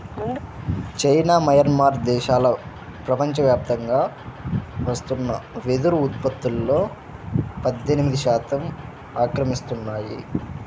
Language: Telugu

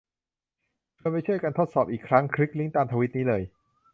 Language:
Thai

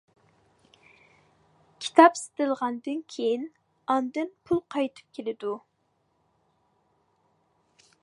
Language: Uyghur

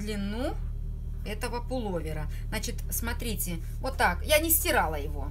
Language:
Russian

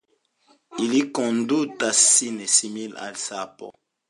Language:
Esperanto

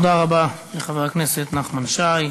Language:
Hebrew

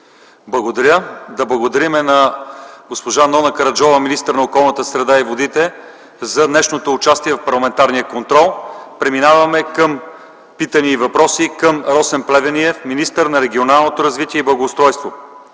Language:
Bulgarian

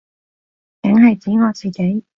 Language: Cantonese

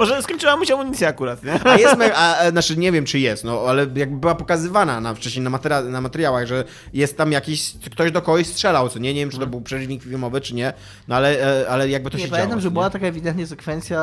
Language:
Polish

